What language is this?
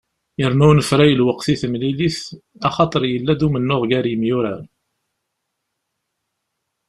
Kabyle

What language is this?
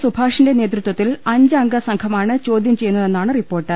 Malayalam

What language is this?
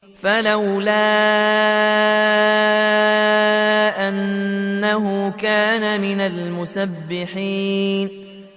Arabic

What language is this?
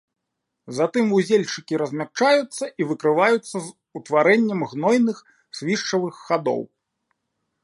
Belarusian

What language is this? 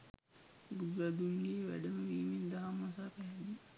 Sinhala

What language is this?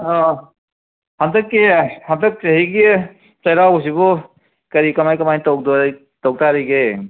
Manipuri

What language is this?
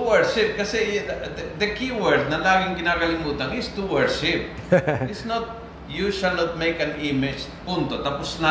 Filipino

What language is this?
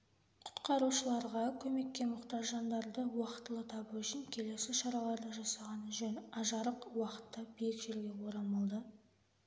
Kazakh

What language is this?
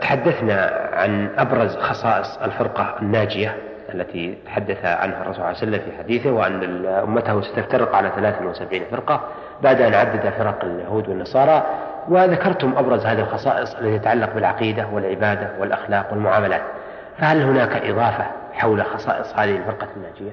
Arabic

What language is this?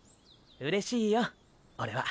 Japanese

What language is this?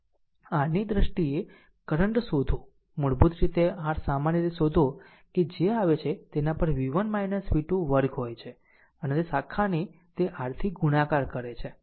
Gujarati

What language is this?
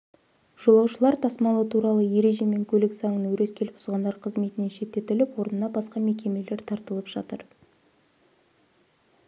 Kazakh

